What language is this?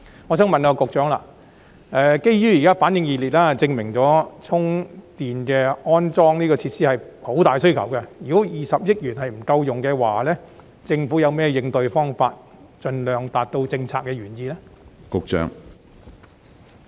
Cantonese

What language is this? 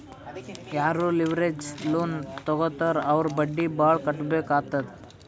Kannada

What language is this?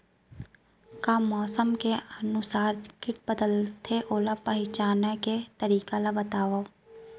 Chhattisgarhi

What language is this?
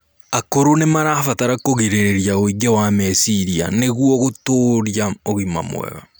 Kikuyu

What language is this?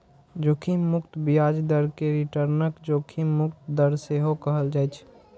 Maithili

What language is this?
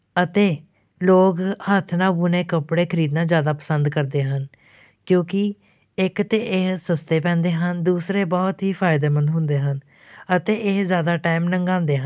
Punjabi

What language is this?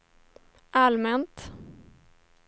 Swedish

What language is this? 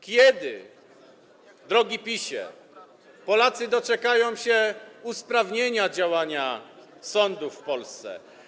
Polish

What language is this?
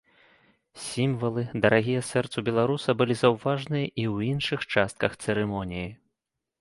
Belarusian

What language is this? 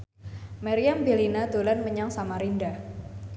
Javanese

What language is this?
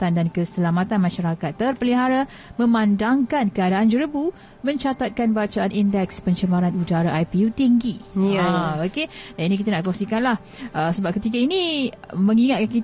Malay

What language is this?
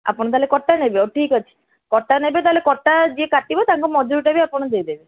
Odia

